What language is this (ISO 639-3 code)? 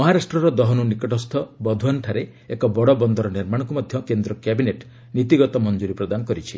ori